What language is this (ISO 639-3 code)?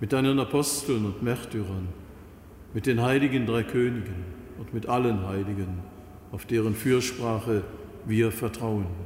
deu